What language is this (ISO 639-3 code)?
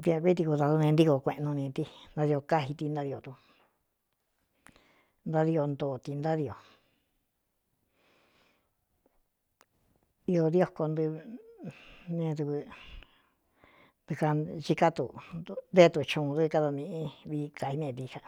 xtu